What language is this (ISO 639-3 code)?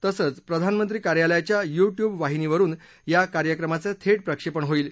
mar